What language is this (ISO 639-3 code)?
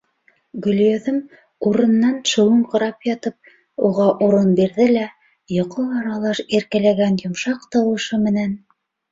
bak